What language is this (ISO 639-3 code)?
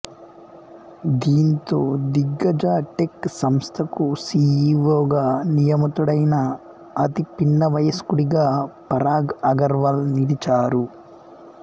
tel